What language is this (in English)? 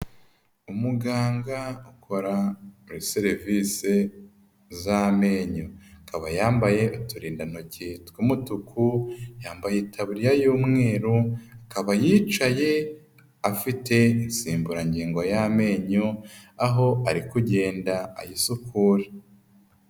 Kinyarwanda